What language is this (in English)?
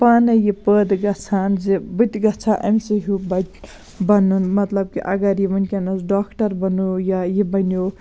Kashmiri